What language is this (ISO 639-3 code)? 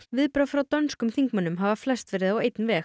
isl